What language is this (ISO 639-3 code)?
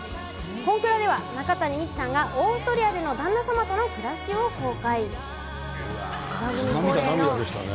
jpn